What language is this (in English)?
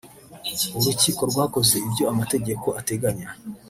Kinyarwanda